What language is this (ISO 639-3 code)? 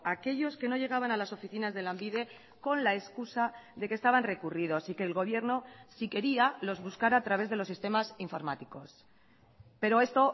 spa